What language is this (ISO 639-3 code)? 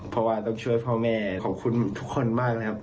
tha